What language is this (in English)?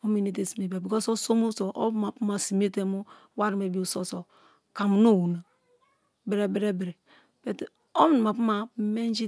Kalabari